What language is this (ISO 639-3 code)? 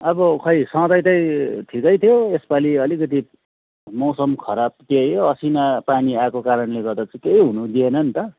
nep